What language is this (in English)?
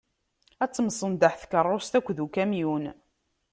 Kabyle